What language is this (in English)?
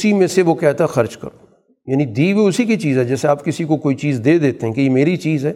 Urdu